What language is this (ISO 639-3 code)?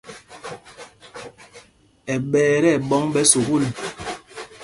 mgg